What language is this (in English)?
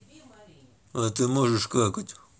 Russian